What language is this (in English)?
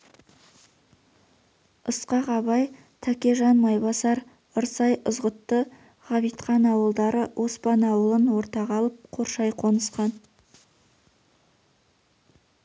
Kazakh